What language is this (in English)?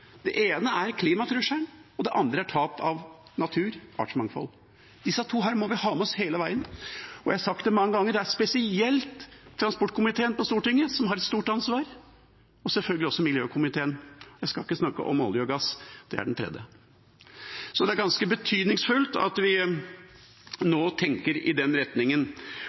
Norwegian Bokmål